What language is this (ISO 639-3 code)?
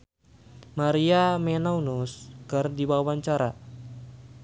sun